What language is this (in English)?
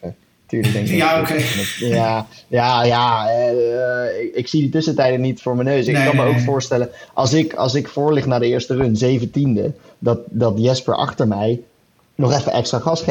Dutch